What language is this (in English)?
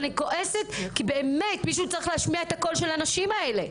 Hebrew